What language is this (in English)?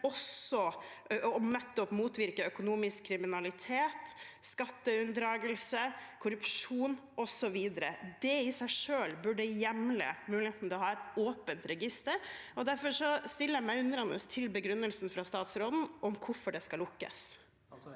Norwegian